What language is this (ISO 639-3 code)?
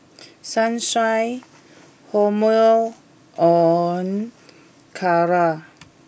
eng